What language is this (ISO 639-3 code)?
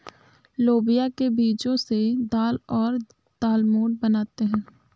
hin